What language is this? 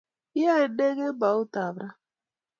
Kalenjin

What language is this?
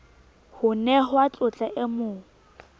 Southern Sotho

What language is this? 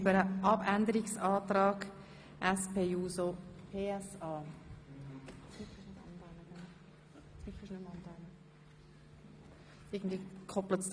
Swiss German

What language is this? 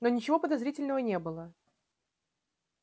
Russian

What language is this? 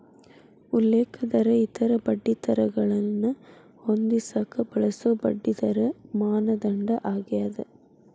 Kannada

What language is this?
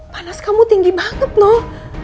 Indonesian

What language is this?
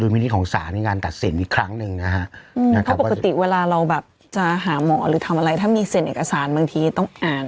Thai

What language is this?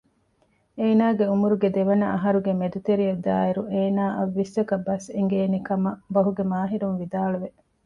Divehi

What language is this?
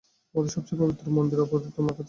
Bangla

